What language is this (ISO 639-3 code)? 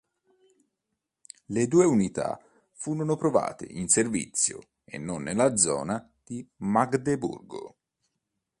ita